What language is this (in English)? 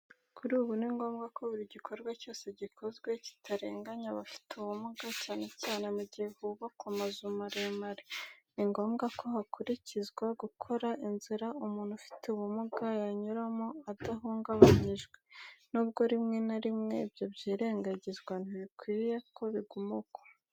Kinyarwanda